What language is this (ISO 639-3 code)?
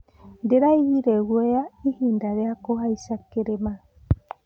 kik